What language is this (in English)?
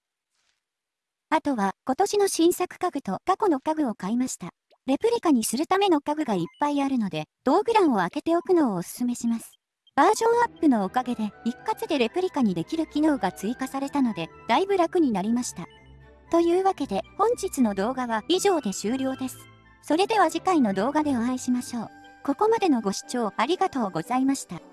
Japanese